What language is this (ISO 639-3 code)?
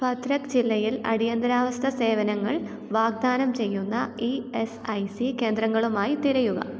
mal